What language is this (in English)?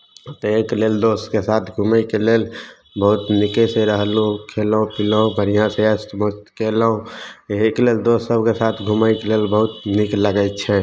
Maithili